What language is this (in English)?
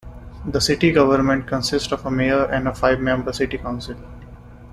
English